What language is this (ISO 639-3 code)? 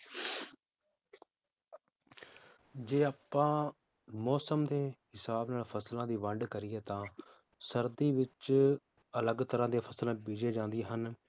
pan